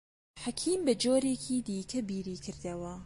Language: Central Kurdish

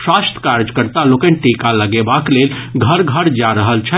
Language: Maithili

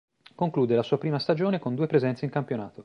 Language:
Italian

